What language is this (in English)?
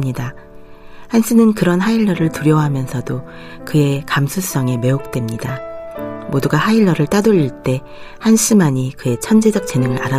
Korean